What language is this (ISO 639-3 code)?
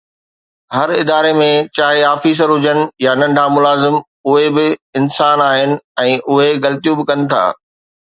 snd